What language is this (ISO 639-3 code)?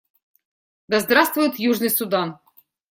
rus